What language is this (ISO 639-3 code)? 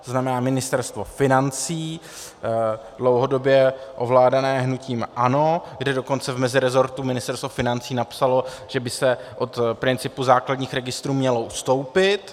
ces